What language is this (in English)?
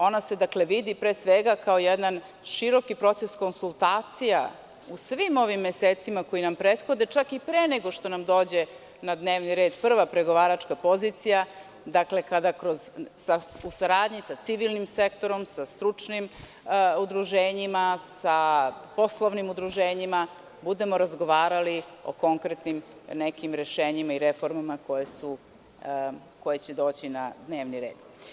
Serbian